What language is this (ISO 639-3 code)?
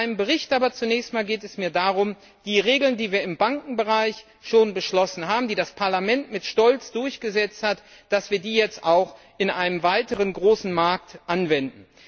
deu